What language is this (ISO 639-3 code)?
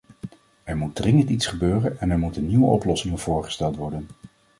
nld